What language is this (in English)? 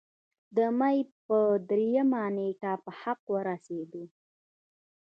Pashto